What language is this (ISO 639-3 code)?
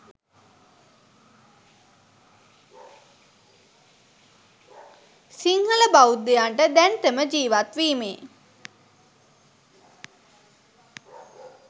sin